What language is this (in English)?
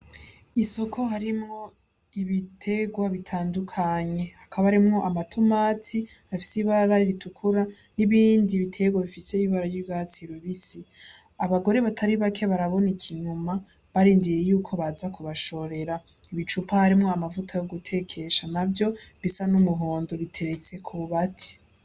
Rundi